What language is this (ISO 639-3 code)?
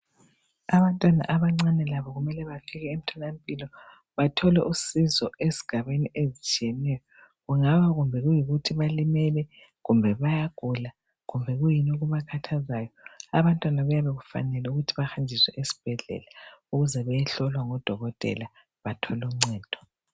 nde